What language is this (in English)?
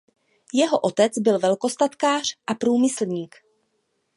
Czech